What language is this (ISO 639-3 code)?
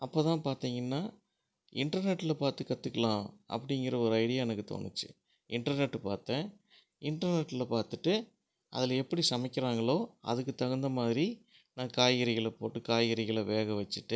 tam